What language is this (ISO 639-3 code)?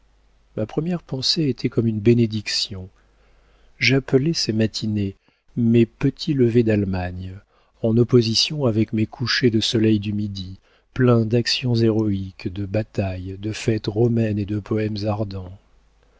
fra